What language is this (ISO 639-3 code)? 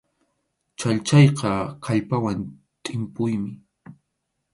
qxu